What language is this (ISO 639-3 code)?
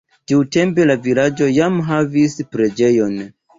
epo